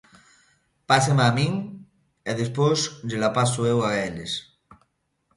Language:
Galician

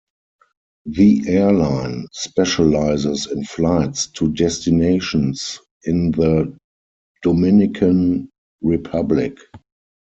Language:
English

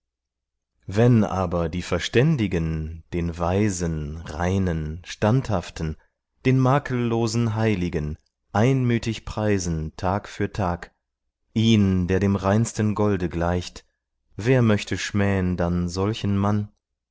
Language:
German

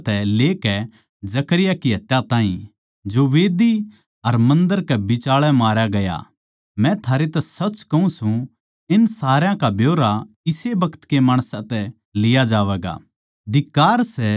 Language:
Haryanvi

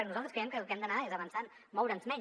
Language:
Catalan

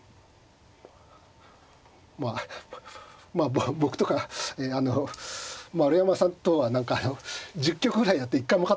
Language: Japanese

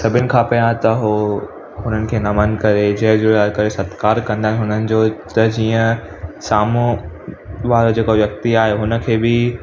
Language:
Sindhi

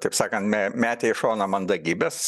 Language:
Lithuanian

